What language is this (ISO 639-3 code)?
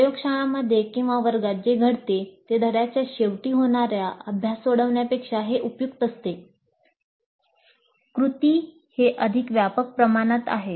mar